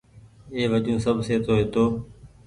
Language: Goaria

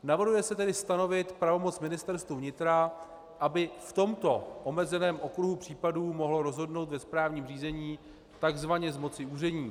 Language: Czech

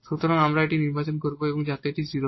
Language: Bangla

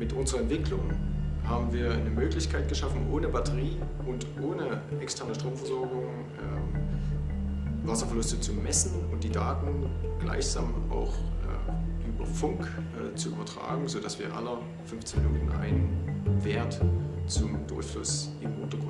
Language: German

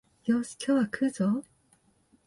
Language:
Japanese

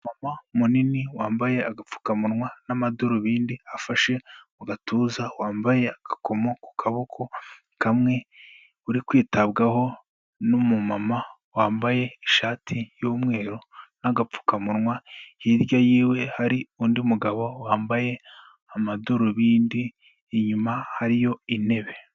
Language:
Kinyarwanda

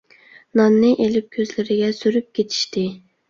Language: Uyghur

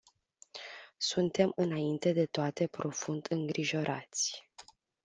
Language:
Romanian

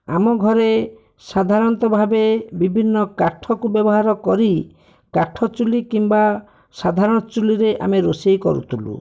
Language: Odia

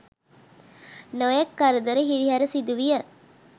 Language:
Sinhala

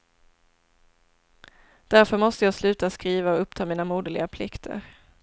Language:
Swedish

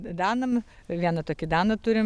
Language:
Lithuanian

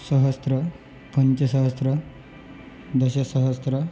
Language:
Sanskrit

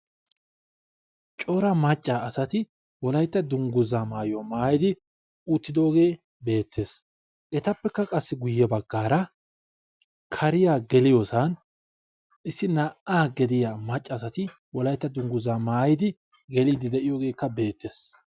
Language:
Wolaytta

